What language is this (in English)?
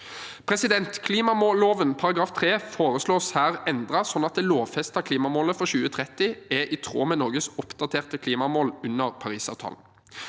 Norwegian